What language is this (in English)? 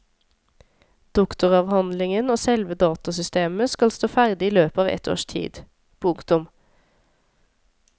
Norwegian